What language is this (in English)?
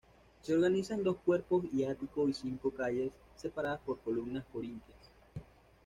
Spanish